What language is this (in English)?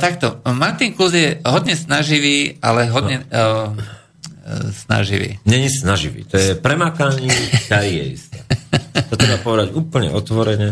Slovak